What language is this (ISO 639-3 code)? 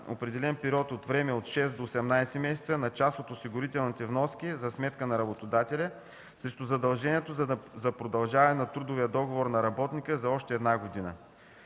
bul